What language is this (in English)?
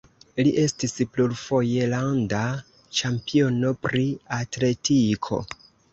Esperanto